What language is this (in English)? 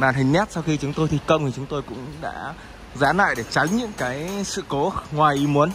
Vietnamese